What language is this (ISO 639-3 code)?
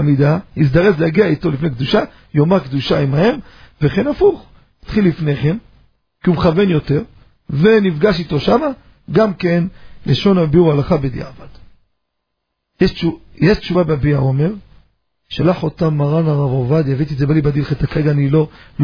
heb